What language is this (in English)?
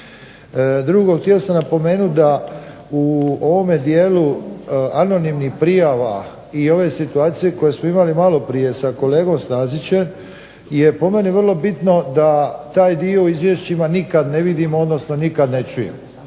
Croatian